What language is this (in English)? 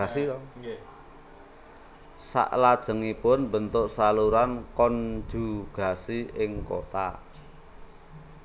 Javanese